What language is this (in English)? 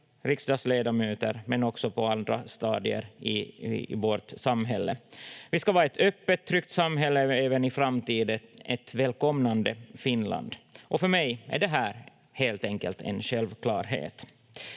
Finnish